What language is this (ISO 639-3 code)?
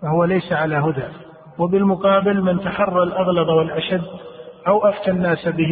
ara